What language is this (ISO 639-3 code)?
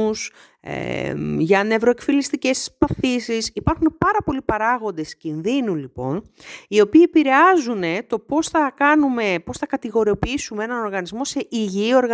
ell